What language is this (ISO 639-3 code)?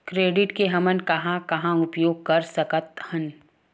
hne